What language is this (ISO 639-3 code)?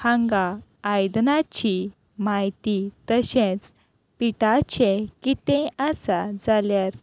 kok